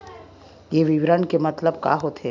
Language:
Chhattisgarhi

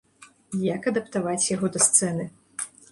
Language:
Belarusian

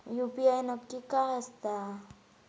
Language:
Marathi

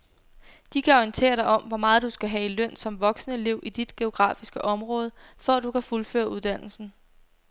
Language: Danish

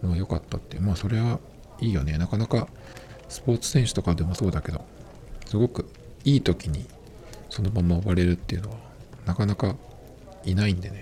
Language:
Japanese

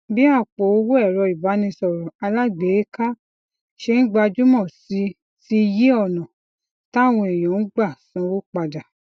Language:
Yoruba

